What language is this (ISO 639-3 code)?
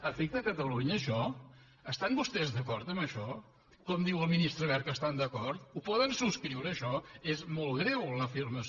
cat